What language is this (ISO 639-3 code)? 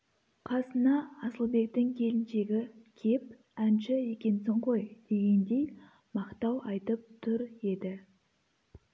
kaz